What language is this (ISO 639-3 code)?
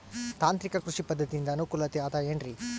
kan